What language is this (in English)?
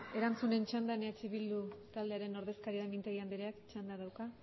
Basque